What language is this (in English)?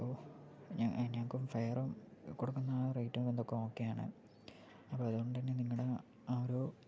Malayalam